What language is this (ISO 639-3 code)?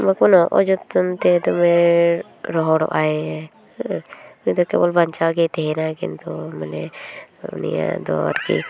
sat